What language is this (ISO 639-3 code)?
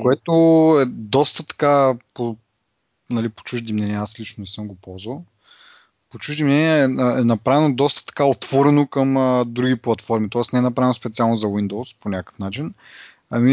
bul